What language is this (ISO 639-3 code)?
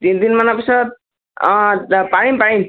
asm